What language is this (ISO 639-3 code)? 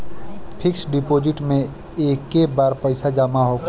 bho